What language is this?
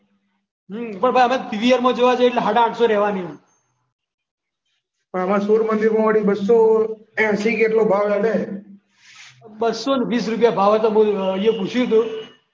Gujarati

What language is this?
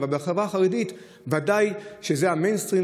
Hebrew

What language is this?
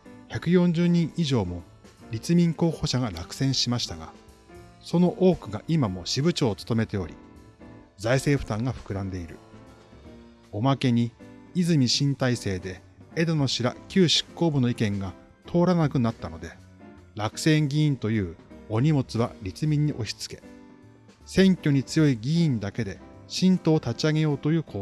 Japanese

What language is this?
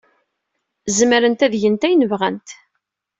Kabyle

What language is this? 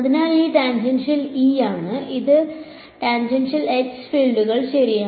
Malayalam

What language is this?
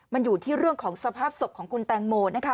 Thai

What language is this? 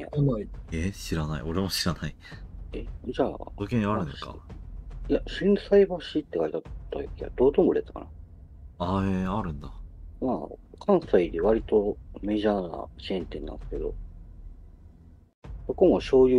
Japanese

